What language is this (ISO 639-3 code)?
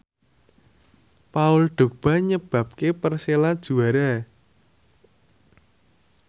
jav